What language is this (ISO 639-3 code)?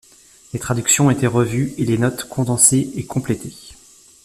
fra